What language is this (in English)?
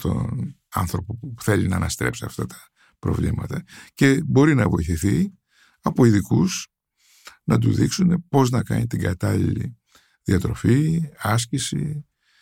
Greek